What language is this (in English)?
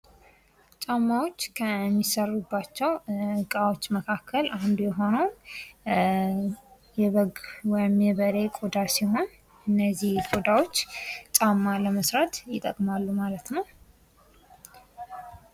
Amharic